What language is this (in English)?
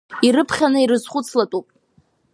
Abkhazian